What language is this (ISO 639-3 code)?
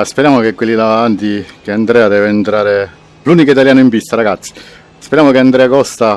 ita